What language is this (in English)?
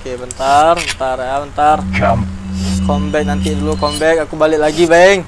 Indonesian